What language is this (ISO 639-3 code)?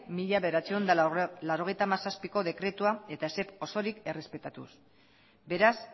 eus